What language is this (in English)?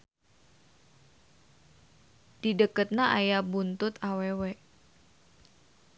Sundanese